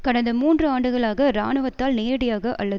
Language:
Tamil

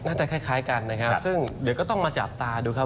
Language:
Thai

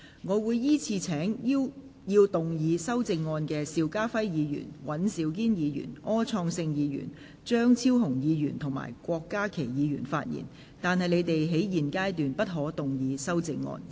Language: Cantonese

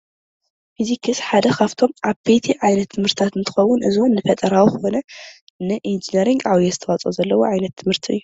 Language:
Tigrinya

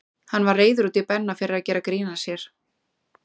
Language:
Icelandic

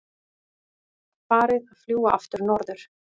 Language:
Icelandic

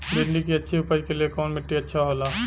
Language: Bhojpuri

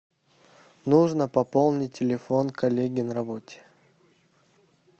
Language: Russian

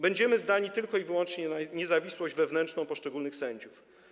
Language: Polish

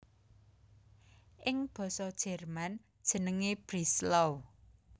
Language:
Javanese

